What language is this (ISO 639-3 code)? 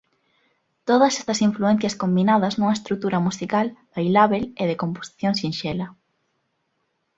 glg